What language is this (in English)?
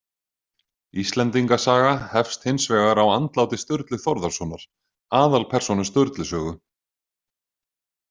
Icelandic